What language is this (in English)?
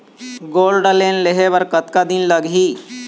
Chhattisgarhi